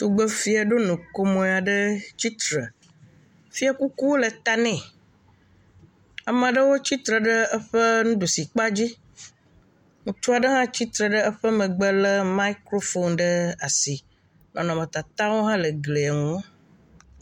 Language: Ewe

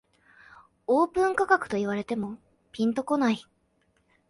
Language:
Japanese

